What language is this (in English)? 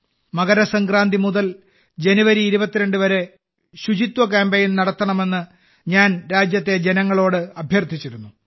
Malayalam